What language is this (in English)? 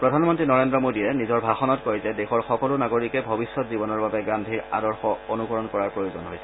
Assamese